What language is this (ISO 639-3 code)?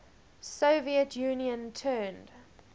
eng